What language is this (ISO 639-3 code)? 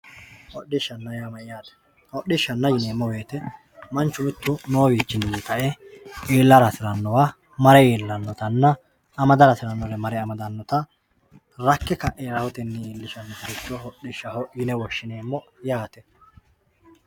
sid